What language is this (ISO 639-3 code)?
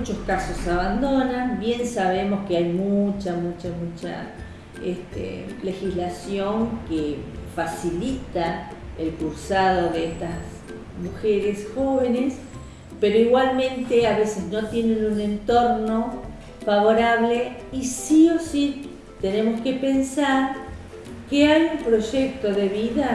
spa